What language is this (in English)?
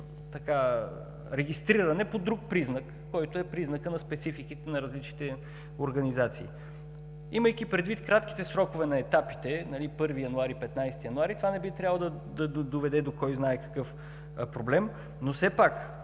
Bulgarian